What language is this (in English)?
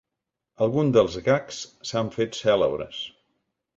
Catalan